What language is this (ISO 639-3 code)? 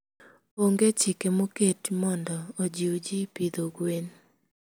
luo